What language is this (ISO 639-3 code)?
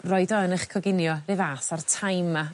cym